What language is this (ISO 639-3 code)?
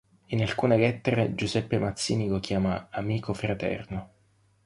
ita